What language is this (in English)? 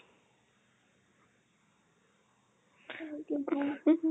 Assamese